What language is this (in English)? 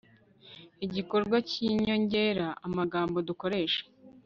Kinyarwanda